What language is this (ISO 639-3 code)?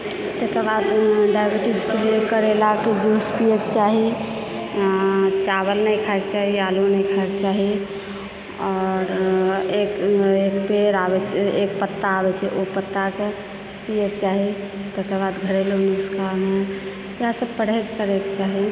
mai